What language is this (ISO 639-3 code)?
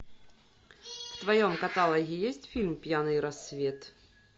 rus